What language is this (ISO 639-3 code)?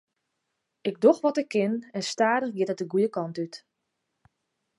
fry